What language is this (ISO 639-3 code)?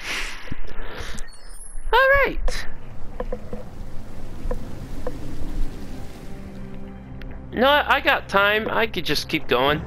eng